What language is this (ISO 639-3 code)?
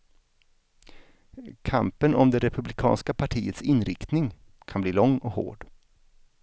swe